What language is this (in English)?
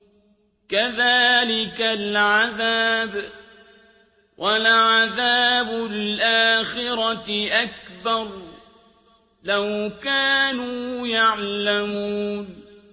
Arabic